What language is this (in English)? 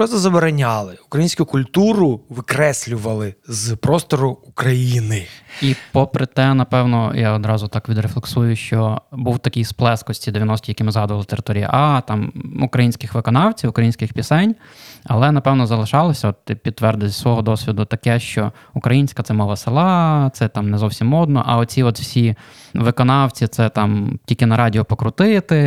Ukrainian